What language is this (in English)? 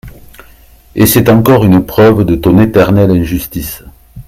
French